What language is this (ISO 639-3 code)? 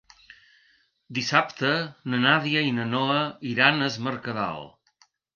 cat